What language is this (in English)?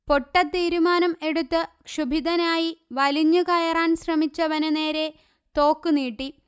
Malayalam